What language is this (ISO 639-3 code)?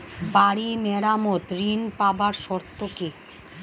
ben